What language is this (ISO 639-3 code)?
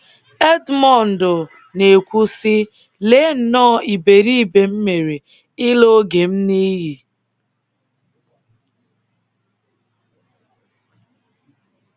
ibo